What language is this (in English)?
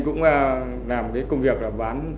Vietnamese